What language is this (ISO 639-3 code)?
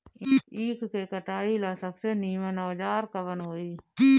bho